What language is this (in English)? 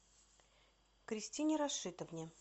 Russian